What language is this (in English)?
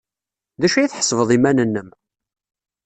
Kabyle